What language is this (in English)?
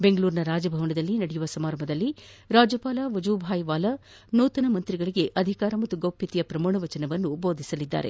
Kannada